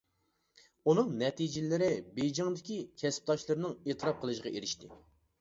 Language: Uyghur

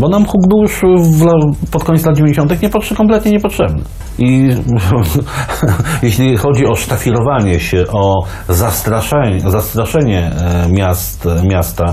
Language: Polish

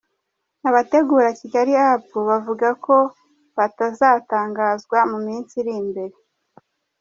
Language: Kinyarwanda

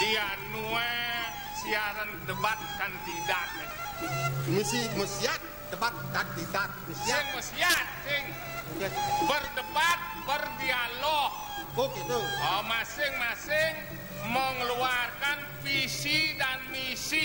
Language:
Indonesian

